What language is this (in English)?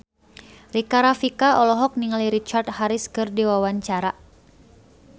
Sundanese